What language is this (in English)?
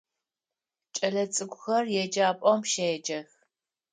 Adyghe